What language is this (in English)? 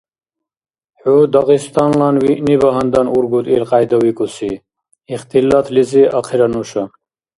Dargwa